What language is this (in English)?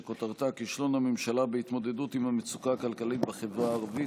Hebrew